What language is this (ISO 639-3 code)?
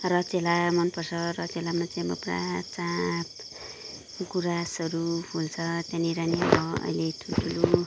nep